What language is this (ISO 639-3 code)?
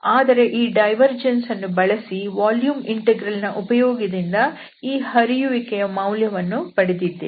kan